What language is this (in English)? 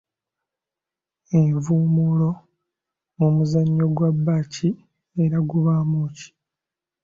Ganda